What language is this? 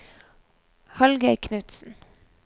Norwegian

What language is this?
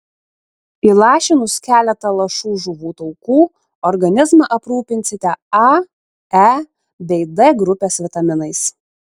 Lithuanian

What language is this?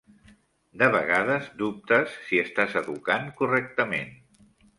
Catalan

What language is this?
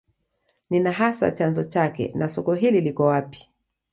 Swahili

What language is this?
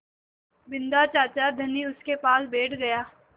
Hindi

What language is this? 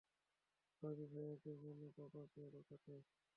Bangla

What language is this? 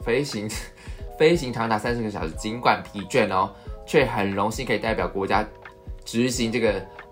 Chinese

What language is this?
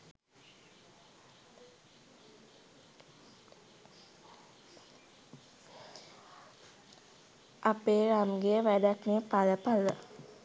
Sinhala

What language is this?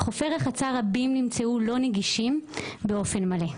Hebrew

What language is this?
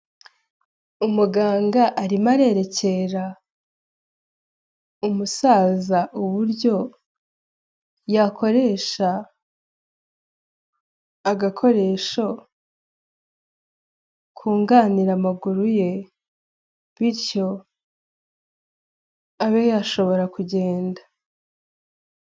Kinyarwanda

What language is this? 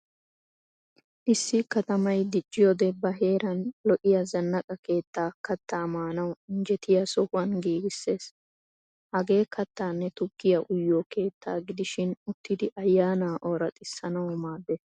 Wolaytta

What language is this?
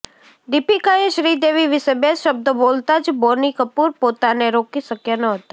Gujarati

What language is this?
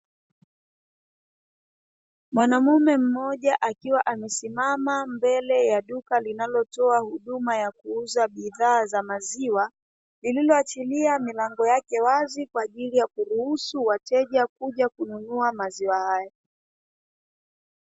Swahili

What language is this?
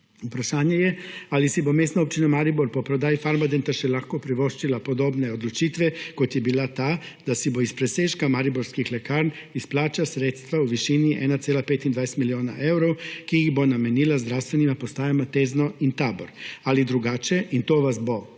Slovenian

